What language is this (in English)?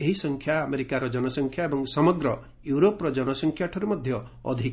Odia